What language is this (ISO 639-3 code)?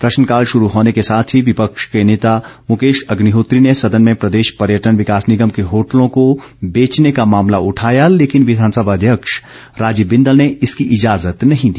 hin